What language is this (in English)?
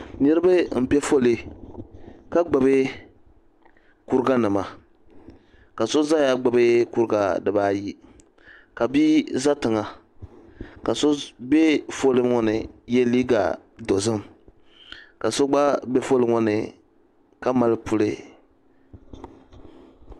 Dagbani